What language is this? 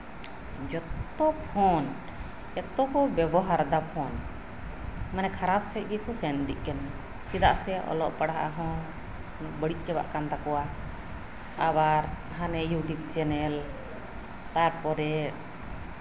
Santali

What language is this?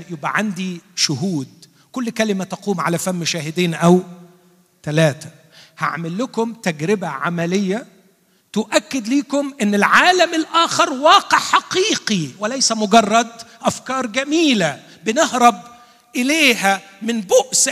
Arabic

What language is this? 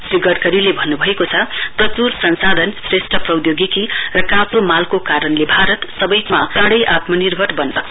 Nepali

